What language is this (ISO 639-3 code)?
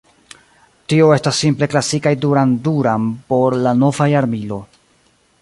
epo